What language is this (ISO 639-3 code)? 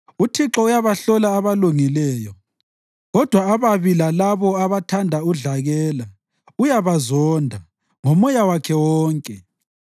nde